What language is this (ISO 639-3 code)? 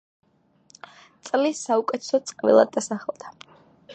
kat